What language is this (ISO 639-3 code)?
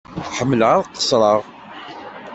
kab